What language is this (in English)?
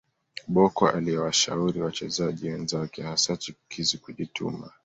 Swahili